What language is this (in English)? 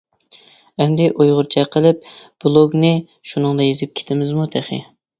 Uyghur